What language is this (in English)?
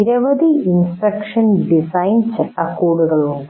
Malayalam